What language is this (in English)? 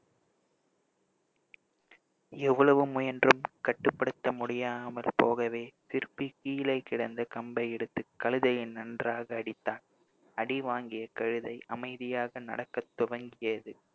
Tamil